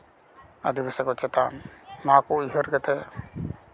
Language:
Santali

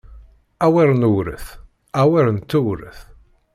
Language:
Kabyle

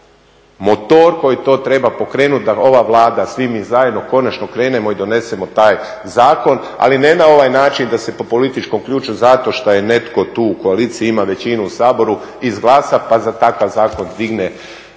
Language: Croatian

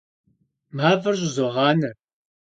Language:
Kabardian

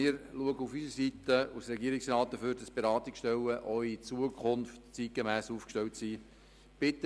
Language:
Swiss German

